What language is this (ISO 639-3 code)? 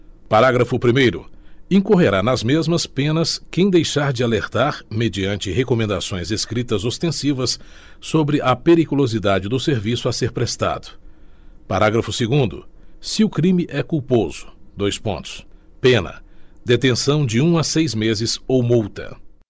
por